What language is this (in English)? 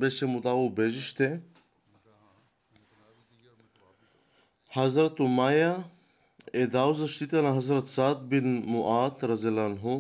Bulgarian